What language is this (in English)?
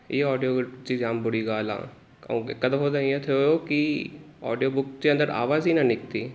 Sindhi